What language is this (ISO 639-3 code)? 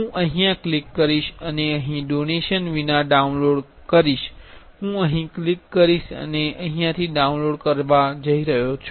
guj